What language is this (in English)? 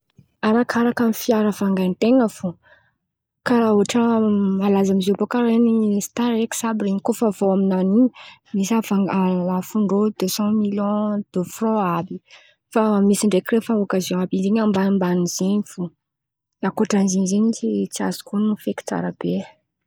Antankarana Malagasy